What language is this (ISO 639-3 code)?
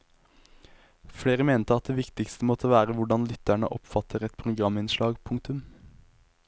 nor